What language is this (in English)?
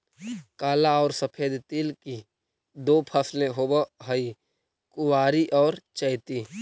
Magahi